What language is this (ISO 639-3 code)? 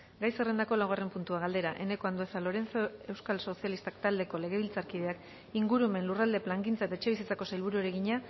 eus